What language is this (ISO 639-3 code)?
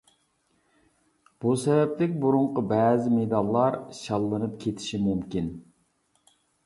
uig